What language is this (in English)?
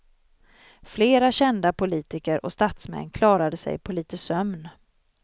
Swedish